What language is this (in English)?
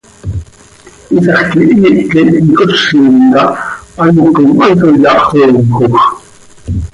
Seri